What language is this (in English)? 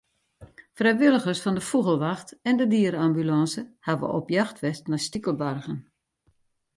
Western Frisian